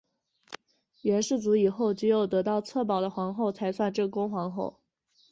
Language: Chinese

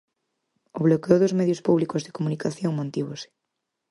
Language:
Galician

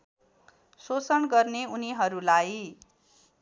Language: Nepali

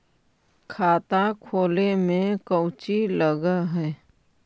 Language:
Magahi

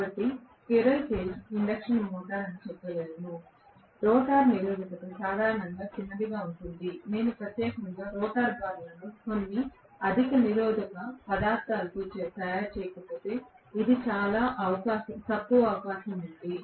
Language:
Telugu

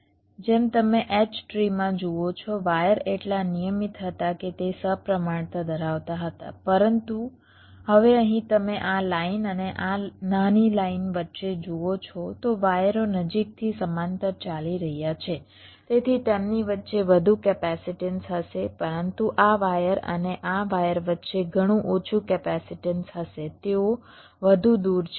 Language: Gujarati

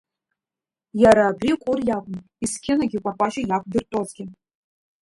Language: Abkhazian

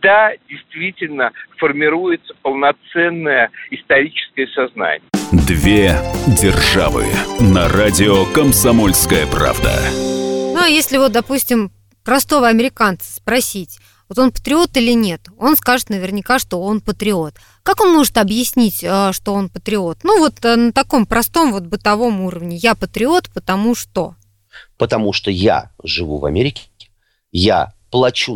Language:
Russian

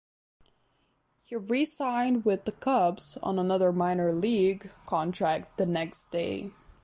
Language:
English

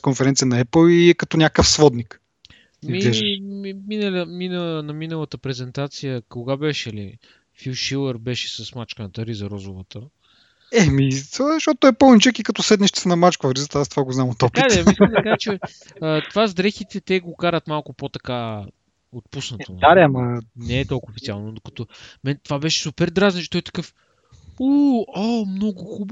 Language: Bulgarian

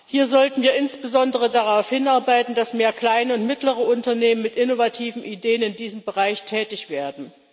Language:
German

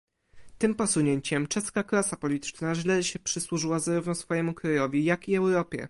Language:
Polish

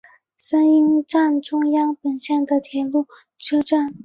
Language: Chinese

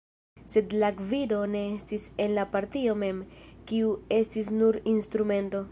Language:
Esperanto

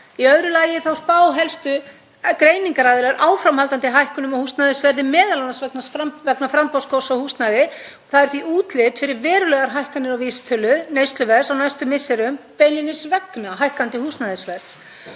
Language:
Icelandic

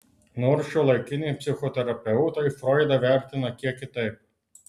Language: Lithuanian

